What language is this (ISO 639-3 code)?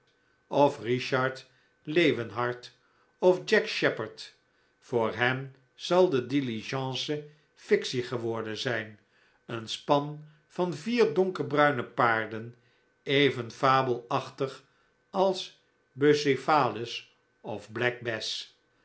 nld